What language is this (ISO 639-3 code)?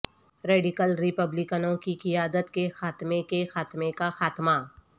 urd